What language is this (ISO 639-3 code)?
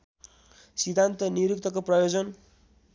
nep